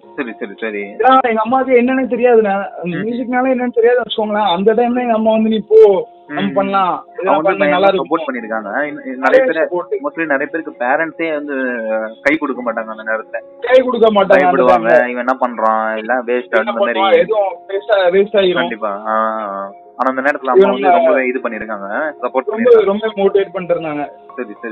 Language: Tamil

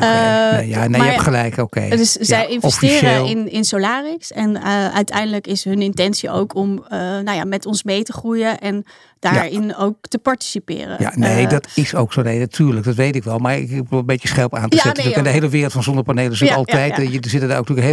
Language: Dutch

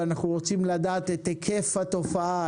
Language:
Hebrew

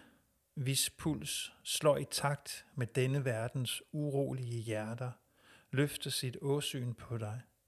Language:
Danish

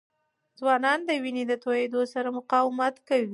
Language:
Pashto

